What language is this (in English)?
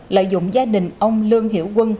Vietnamese